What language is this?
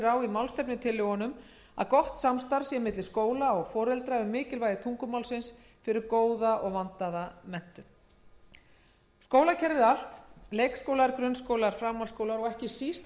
Icelandic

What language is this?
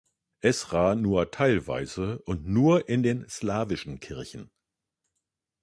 German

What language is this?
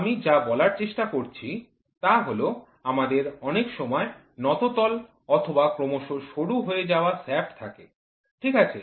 Bangla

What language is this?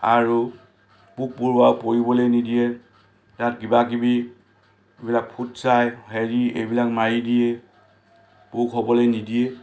Assamese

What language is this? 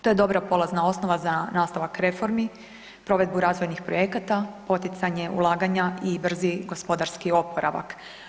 Croatian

